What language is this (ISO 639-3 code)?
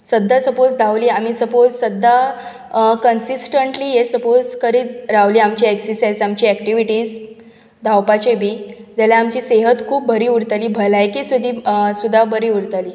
kok